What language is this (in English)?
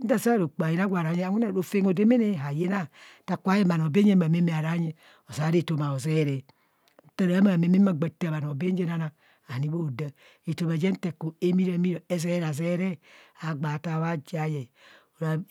Kohumono